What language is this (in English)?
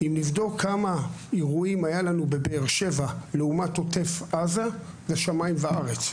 Hebrew